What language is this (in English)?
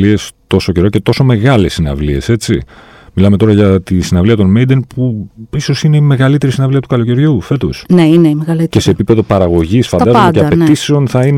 Greek